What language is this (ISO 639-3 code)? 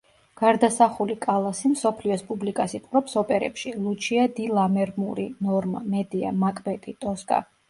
kat